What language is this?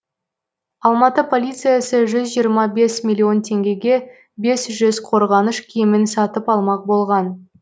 Kazakh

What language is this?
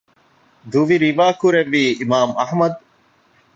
Divehi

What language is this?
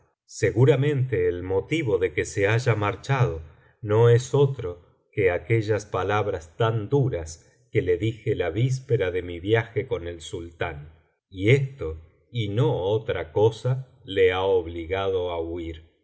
Spanish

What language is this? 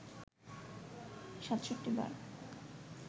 Bangla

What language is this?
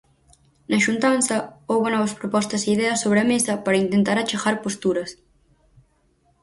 Galician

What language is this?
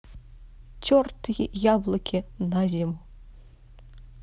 Russian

